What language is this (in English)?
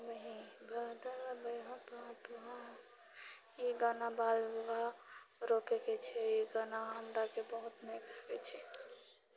Maithili